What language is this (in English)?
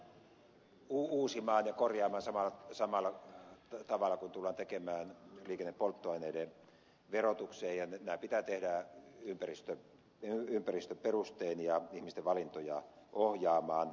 Finnish